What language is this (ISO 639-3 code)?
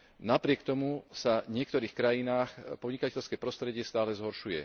slk